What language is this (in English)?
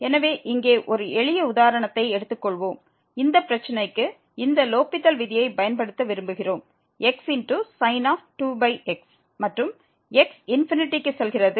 Tamil